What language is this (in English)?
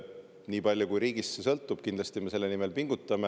Estonian